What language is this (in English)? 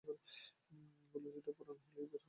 Bangla